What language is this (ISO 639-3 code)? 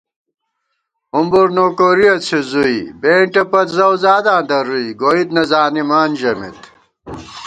gwt